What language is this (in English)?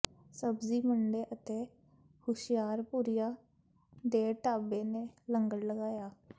Punjabi